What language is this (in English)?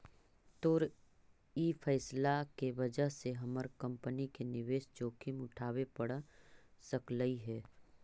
Magahi